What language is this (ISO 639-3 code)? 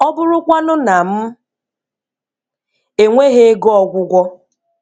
ibo